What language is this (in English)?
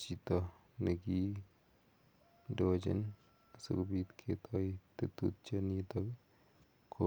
Kalenjin